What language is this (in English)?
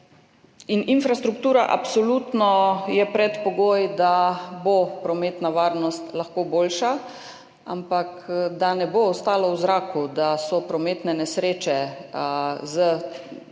Slovenian